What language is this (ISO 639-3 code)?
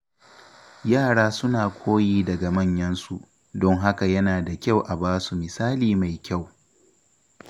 hau